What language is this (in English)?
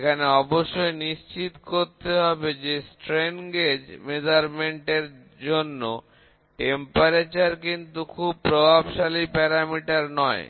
Bangla